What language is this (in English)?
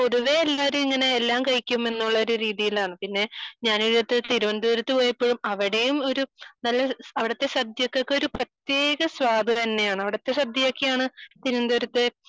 Malayalam